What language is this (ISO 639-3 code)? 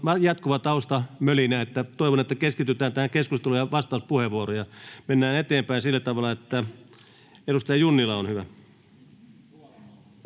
fin